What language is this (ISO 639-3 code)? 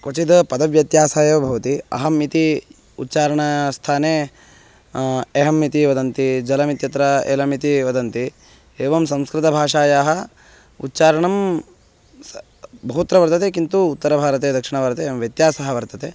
san